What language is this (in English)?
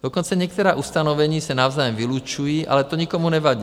Czech